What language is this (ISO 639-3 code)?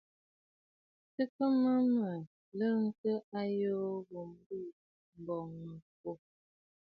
bfd